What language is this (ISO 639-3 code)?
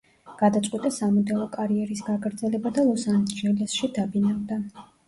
kat